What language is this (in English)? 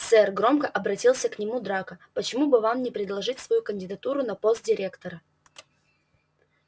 Russian